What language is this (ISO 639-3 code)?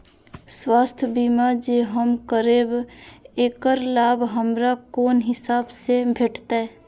mai